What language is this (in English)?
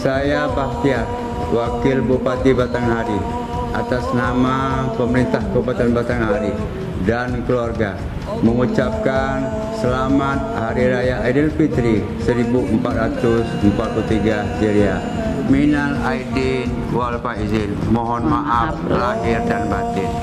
Indonesian